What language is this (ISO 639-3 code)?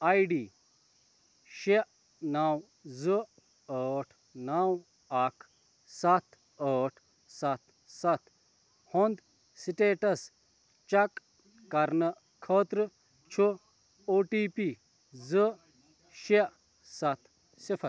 kas